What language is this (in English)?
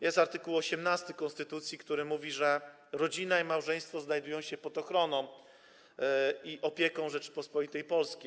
Polish